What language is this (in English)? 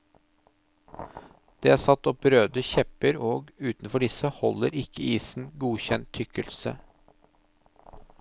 Norwegian